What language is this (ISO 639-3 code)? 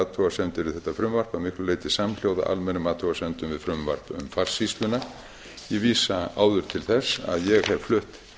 isl